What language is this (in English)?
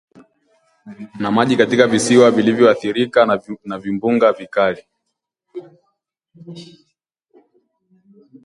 Swahili